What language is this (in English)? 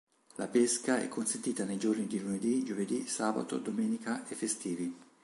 Italian